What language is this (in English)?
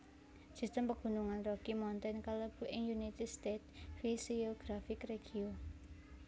Javanese